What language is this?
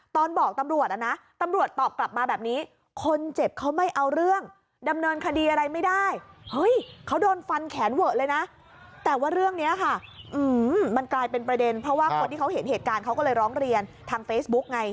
Thai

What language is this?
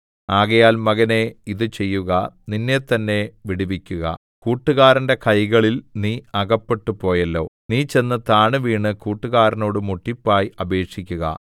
Malayalam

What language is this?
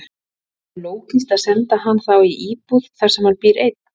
Icelandic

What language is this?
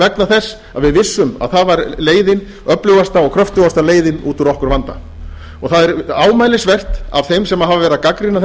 Icelandic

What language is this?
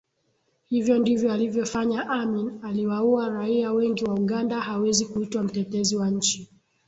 Swahili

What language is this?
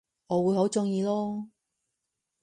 Cantonese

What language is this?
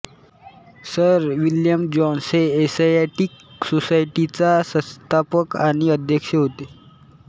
Marathi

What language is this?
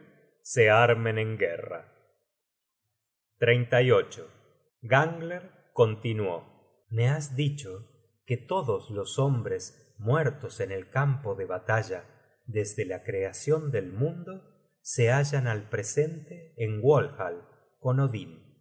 Spanish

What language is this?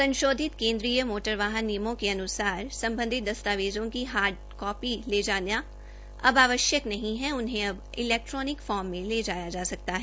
Hindi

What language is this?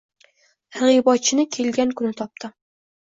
Uzbek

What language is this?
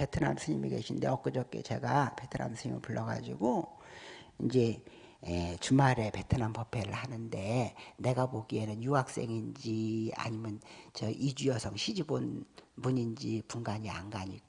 Korean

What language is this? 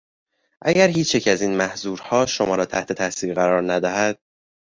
Persian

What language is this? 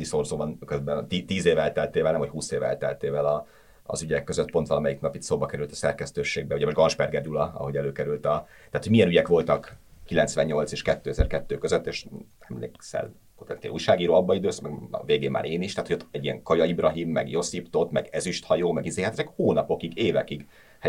Hungarian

